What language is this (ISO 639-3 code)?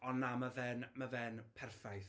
cym